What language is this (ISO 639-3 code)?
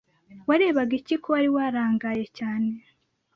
kin